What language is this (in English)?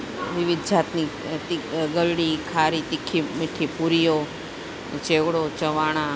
Gujarati